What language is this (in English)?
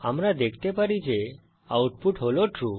Bangla